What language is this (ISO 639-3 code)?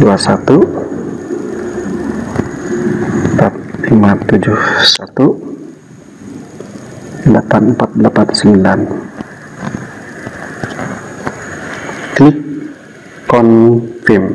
ind